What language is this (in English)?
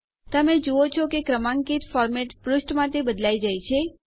Gujarati